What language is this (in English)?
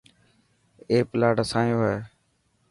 Dhatki